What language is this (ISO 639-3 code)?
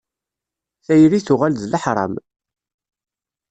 kab